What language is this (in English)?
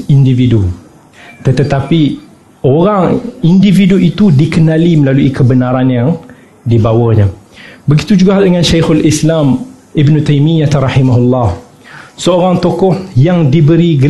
Malay